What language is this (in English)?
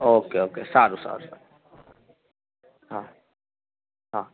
Gujarati